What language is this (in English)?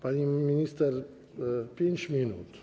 Polish